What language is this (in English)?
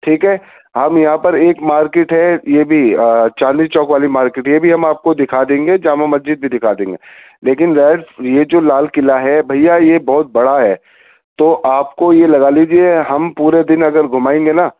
Urdu